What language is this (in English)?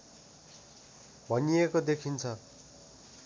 Nepali